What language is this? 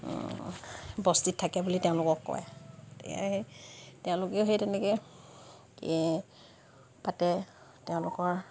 Assamese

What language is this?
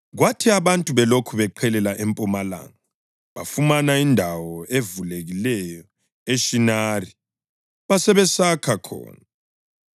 North Ndebele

